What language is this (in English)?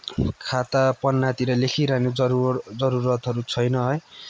Nepali